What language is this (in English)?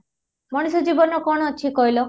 Odia